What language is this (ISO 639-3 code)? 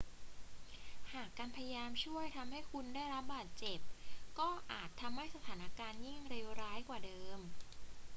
tha